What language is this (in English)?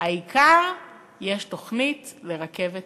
Hebrew